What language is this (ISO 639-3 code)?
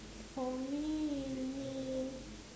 eng